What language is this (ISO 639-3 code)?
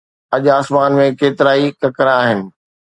snd